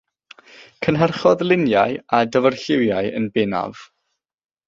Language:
Welsh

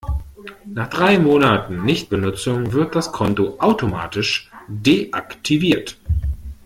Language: German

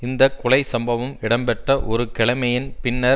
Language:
Tamil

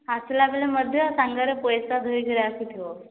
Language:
Odia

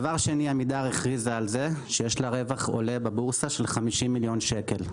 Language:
Hebrew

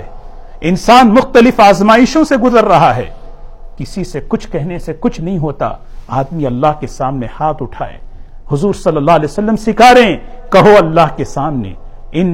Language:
Urdu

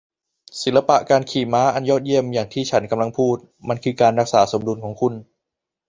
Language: Thai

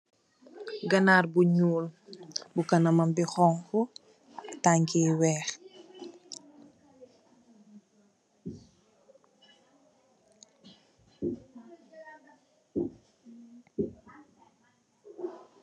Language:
Wolof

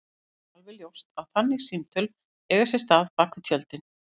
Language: Icelandic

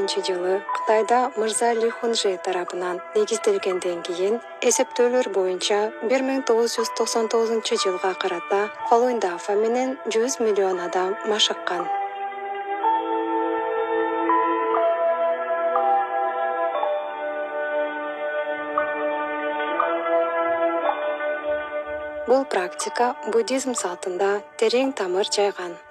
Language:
Romanian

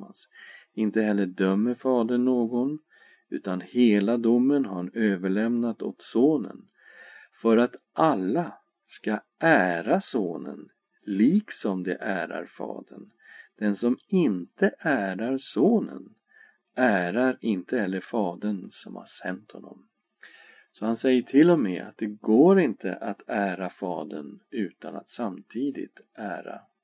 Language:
Swedish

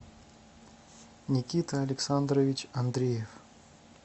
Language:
Russian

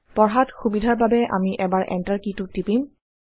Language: Assamese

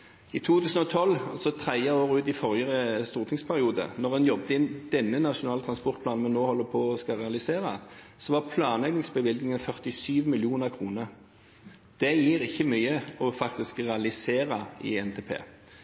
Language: Norwegian Bokmål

